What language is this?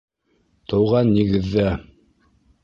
Bashkir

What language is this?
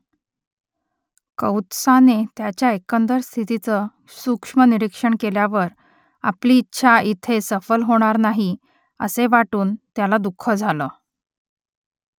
Marathi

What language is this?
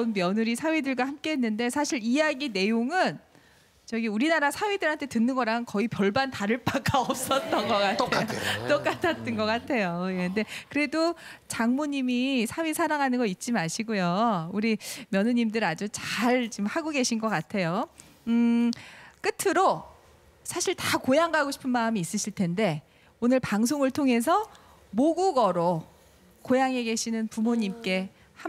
Korean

